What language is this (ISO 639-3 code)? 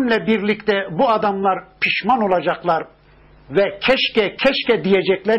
tur